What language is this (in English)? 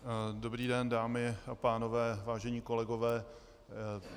Czech